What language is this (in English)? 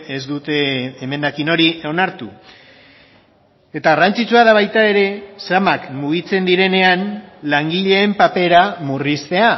Basque